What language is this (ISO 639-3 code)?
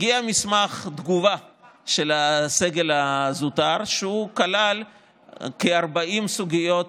heb